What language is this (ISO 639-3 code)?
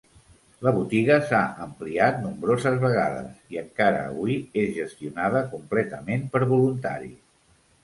cat